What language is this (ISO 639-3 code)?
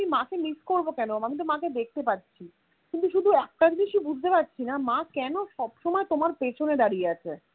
ben